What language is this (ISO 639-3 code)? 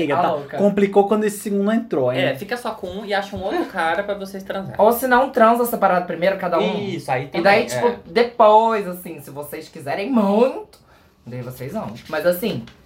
por